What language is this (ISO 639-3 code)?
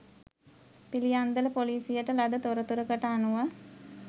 sin